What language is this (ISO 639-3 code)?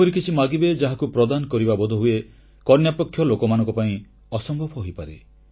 ori